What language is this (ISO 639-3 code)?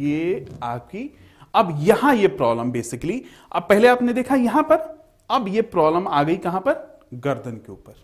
hin